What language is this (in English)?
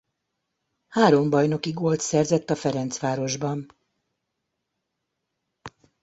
Hungarian